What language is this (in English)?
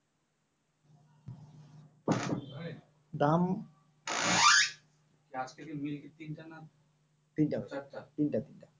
Bangla